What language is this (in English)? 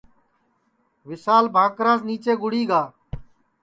Sansi